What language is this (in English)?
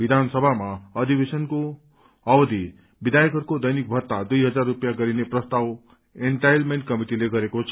Nepali